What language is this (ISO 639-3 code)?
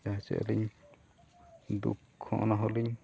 sat